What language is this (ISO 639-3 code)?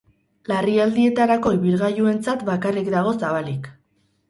eus